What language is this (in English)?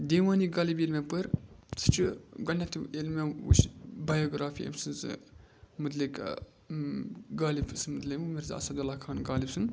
Kashmiri